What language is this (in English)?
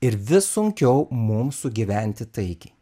Lithuanian